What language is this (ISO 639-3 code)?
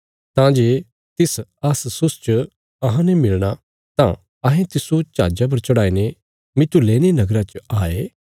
kfs